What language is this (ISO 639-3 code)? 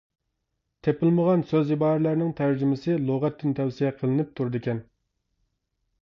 uig